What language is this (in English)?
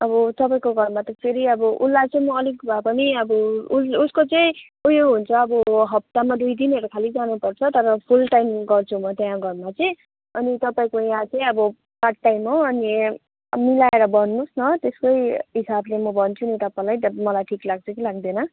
Nepali